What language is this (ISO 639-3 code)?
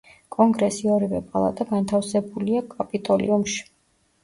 kat